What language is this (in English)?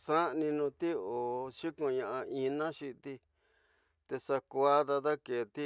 Tidaá Mixtec